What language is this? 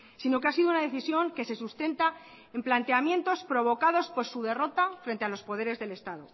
Spanish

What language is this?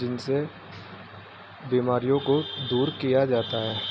Urdu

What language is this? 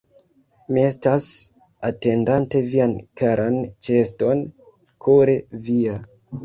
Esperanto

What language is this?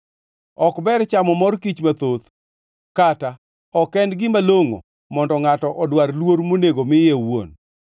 Luo (Kenya and Tanzania)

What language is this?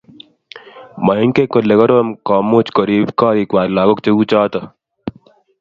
Kalenjin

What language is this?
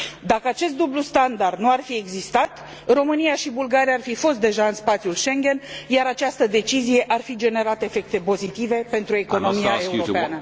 Romanian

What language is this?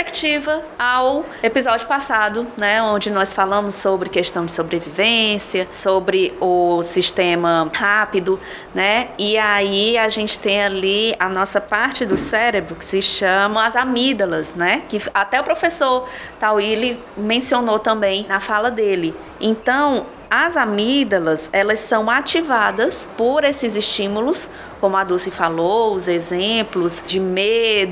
Portuguese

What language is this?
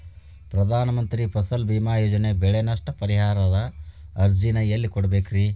Kannada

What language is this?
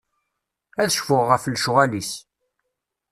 Kabyle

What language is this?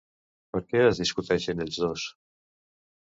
Catalan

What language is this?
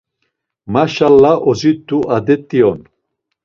Laz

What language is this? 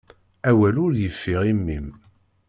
Kabyle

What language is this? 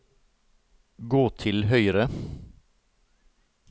Norwegian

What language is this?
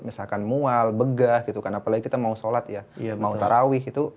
Indonesian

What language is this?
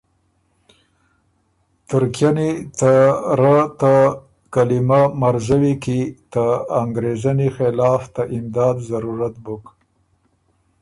Ormuri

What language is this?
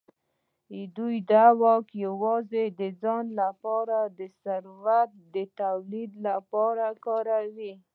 Pashto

